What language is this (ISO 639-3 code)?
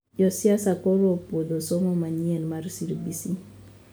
luo